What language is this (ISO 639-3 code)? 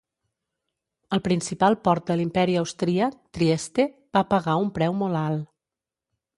cat